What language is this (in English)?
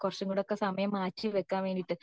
Malayalam